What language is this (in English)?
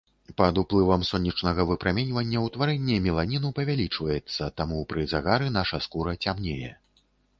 Belarusian